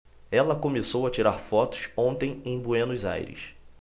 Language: Portuguese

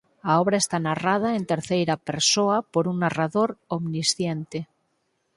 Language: Galician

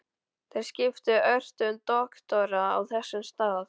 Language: Icelandic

